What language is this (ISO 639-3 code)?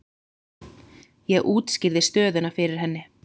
isl